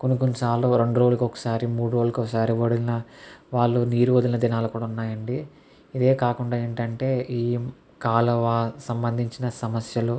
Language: Telugu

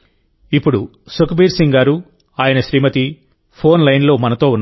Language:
Telugu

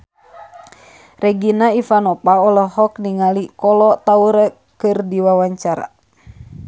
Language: Sundanese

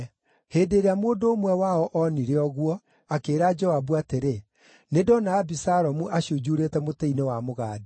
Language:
Kikuyu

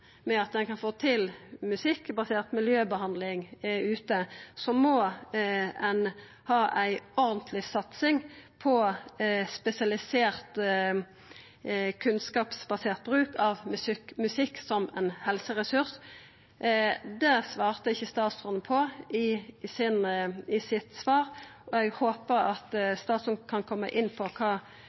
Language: Norwegian Nynorsk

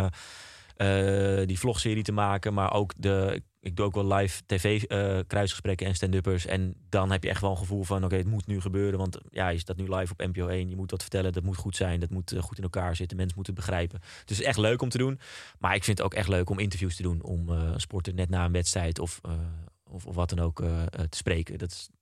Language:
Dutch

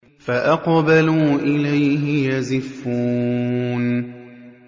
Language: Arabic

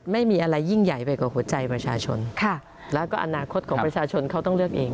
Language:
Thai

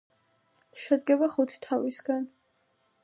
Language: Georgian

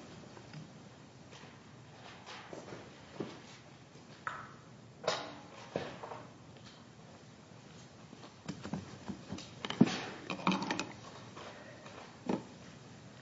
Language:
English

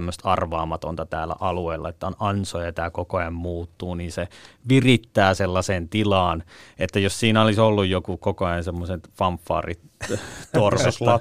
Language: Finnish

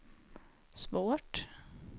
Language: Swedish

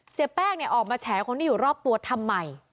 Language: Thai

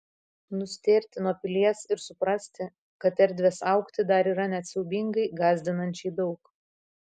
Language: Lithuanian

